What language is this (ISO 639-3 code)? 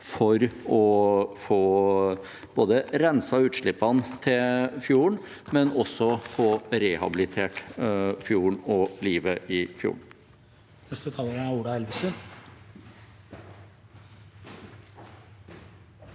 nor